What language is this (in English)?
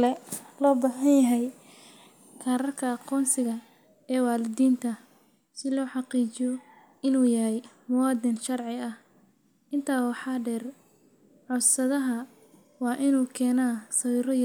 Somali